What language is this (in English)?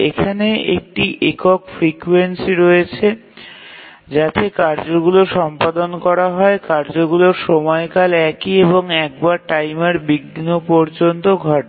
Bangla